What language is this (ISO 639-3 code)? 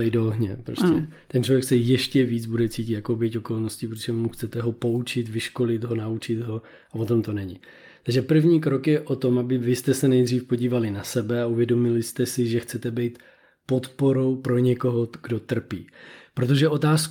ces